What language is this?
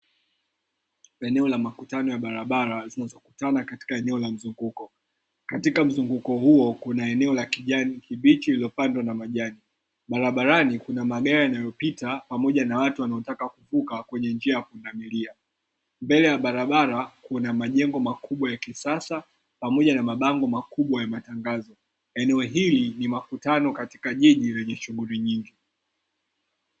Swahili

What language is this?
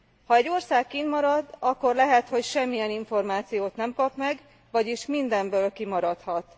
Hungarian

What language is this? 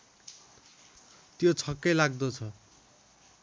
Nepali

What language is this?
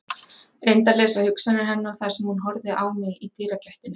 Icelandic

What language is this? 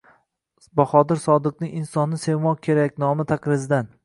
Uzbek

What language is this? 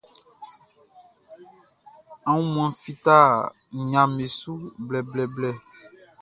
Baoulé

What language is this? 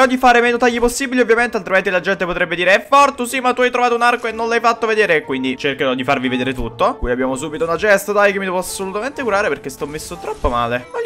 Italian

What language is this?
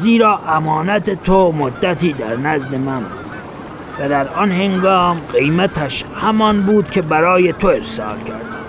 Persian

